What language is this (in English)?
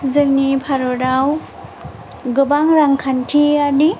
Bodo